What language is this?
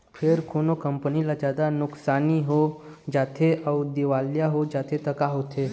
Chhattisgarhi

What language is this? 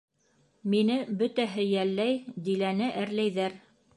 Bashkir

